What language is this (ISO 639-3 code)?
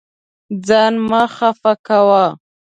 pus